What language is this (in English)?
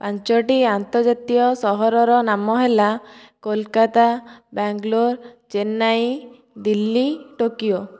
Odia